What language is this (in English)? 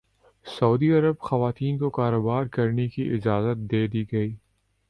Urdu